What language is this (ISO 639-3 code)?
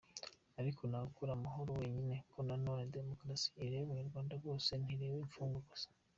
kin